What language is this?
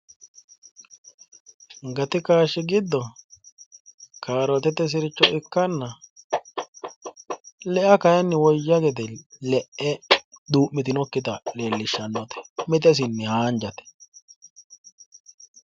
Sidamo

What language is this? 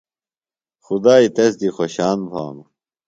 Phalura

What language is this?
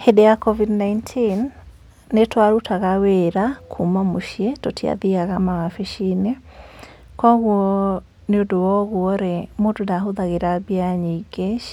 Kikuyu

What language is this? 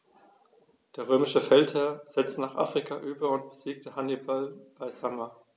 German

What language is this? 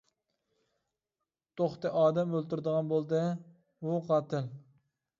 Uyghur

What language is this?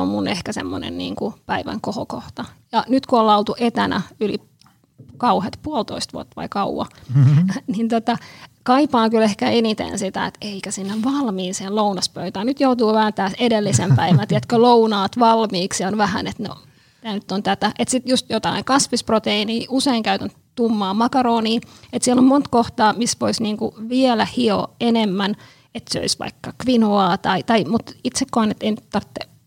Finnish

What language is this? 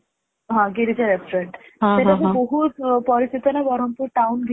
Odia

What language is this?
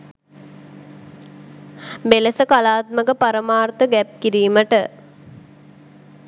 Sinhala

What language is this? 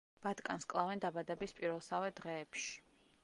Georgian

